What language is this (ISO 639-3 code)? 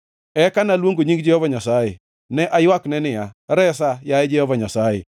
luo